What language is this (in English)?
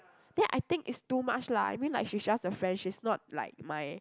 English